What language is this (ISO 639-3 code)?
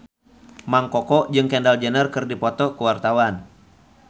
sun